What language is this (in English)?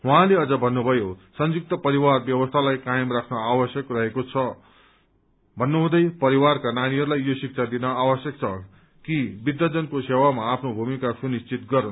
Nepali